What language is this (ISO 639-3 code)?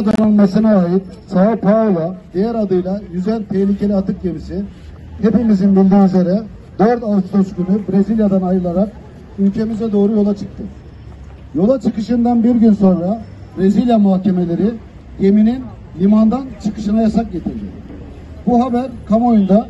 tur